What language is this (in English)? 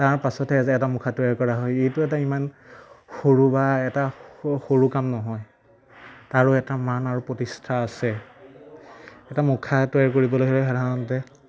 Assamese